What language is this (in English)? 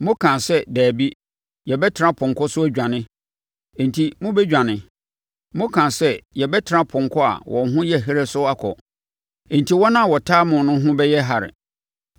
Akan